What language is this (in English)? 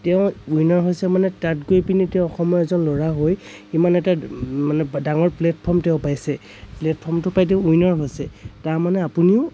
Assamese